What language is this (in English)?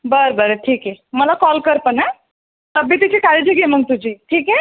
Marathi